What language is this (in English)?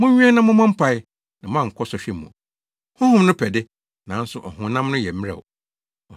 Akan